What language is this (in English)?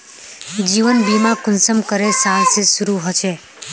Magahi